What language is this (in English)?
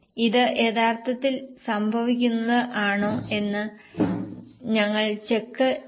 Malayalam